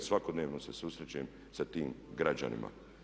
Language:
Croatian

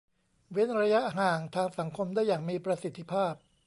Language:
Thai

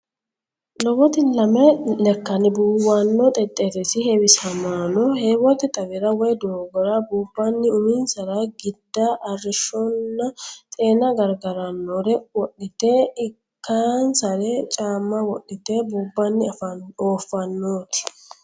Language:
Sidamo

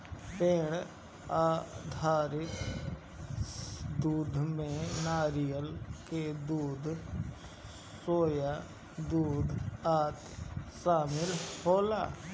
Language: Bhojpuri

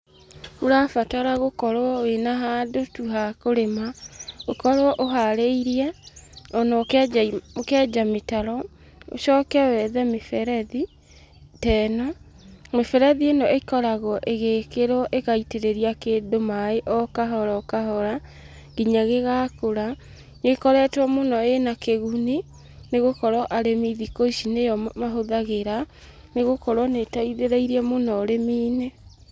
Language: Kikuyu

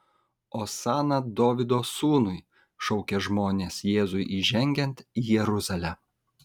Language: Lithuanian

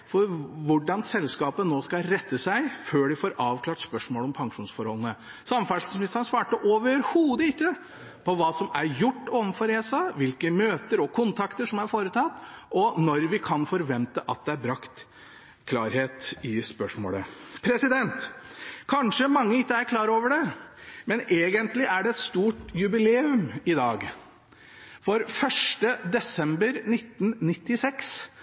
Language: Norwegian Bokmål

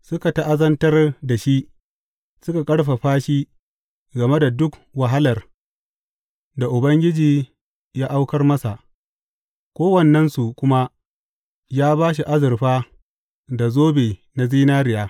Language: Hausa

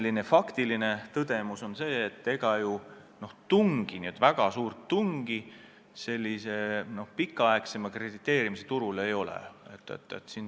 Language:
Estonian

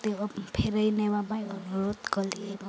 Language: Odia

